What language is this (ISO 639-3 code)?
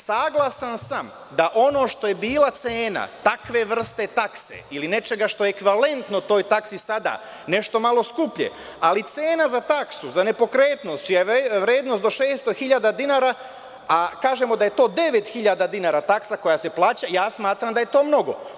srp